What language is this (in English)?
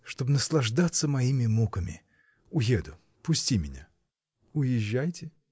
Russian